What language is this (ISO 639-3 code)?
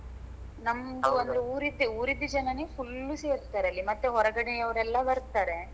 kan